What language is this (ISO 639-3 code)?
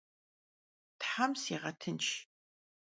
kbd